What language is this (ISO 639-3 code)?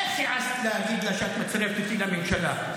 heb